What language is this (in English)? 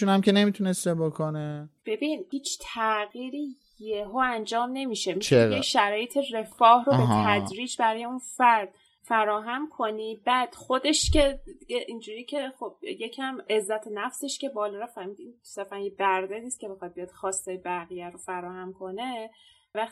Persian